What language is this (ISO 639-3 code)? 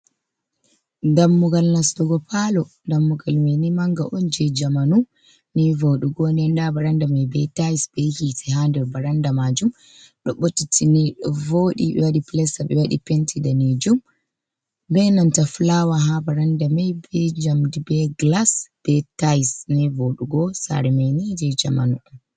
ful